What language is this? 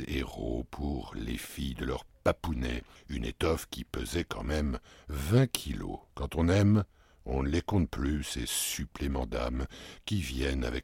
French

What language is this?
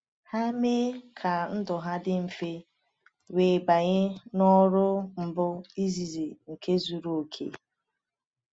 Igbo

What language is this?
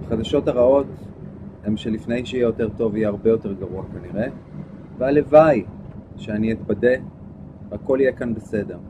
Hebrew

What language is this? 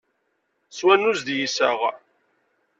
Kabyle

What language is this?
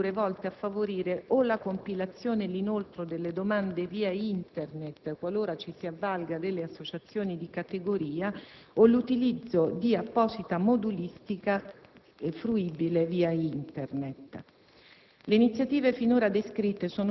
Italian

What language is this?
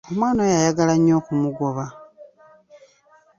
Ganda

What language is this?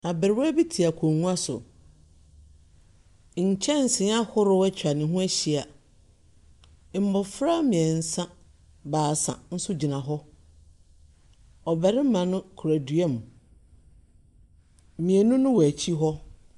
Akan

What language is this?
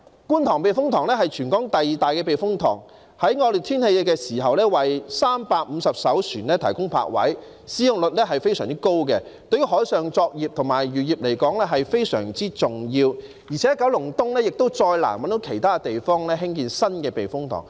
Cantonese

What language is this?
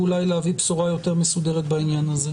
Hebrew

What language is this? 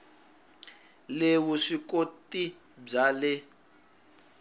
Tsonga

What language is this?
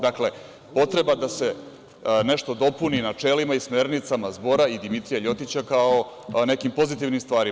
Serbian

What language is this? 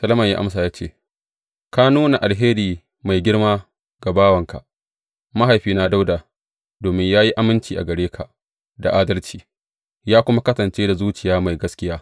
Hausa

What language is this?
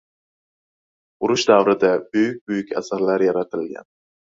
Uzbek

